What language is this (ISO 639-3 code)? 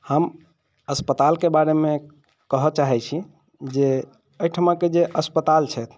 mai